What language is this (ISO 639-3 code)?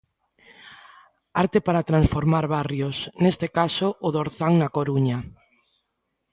glg